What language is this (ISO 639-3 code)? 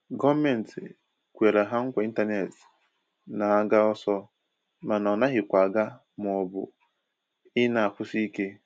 ibo